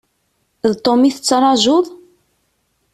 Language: Kabyle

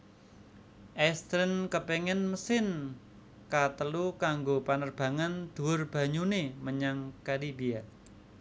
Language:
Javanese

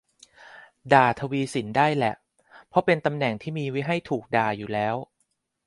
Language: Thai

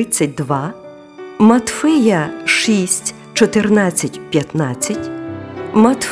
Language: Ukrainian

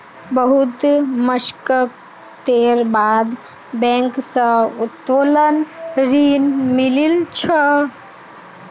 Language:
Magahi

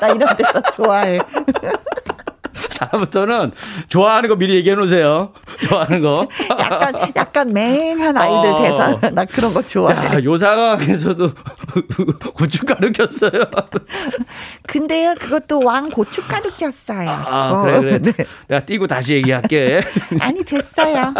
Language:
Korean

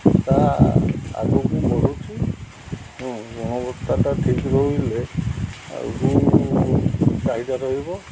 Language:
Odia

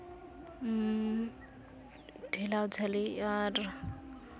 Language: Santali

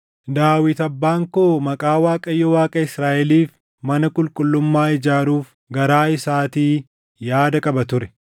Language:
Oromo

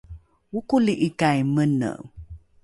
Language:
Rukai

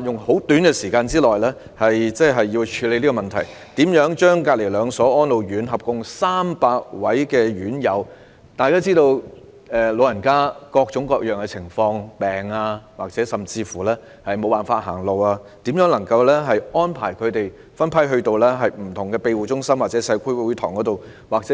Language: Cantonese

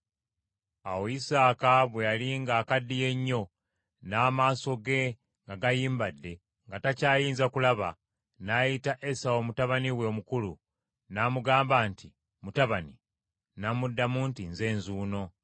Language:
Ganda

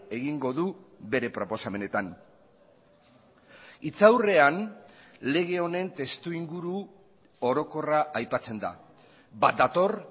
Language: Basque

